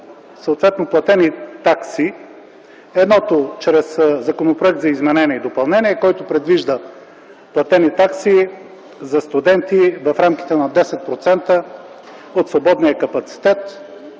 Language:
Bulgarian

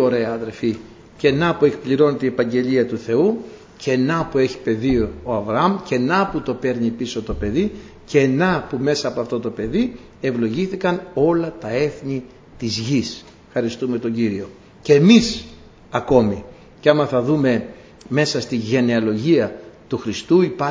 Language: Greek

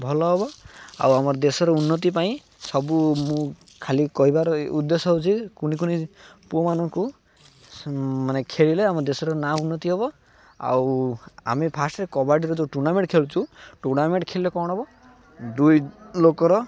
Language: Odia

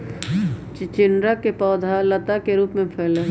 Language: Magahi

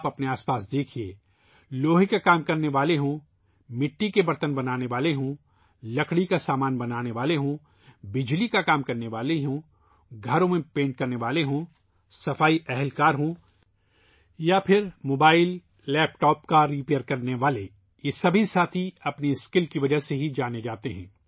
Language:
Urdu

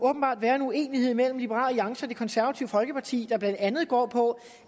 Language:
Danish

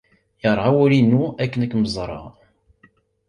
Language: Kabyle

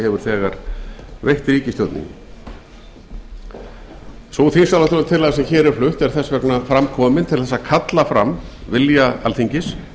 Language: Icelandic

